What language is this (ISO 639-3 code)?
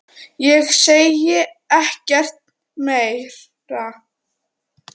isl